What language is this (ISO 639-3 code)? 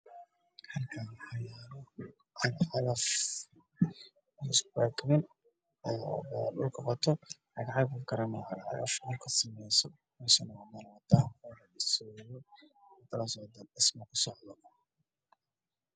som